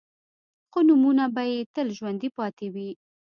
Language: Pashto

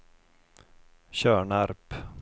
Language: Swedish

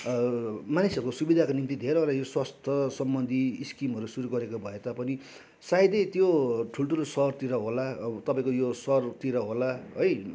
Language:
Nepali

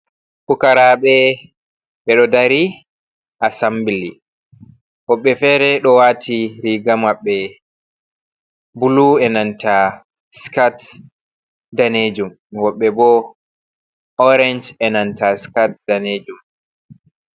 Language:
Fula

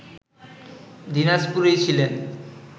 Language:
Bangla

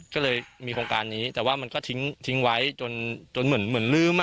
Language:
Thai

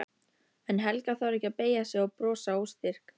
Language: Icelandic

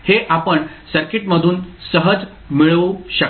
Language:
Marathi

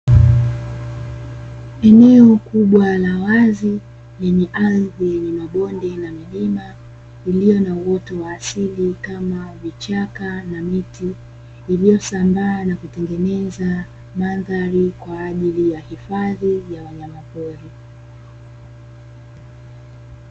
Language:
Swahili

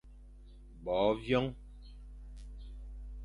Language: Fang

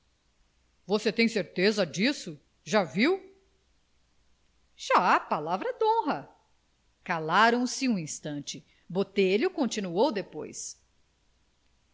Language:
Portuguese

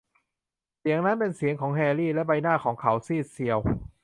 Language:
Thai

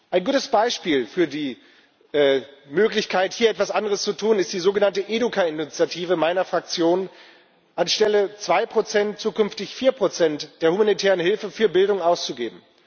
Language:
German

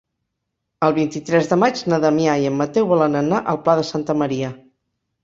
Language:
Catalan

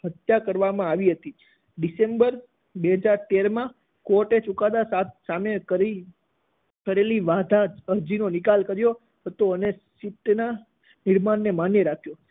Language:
Gujarati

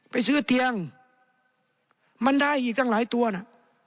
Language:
Thai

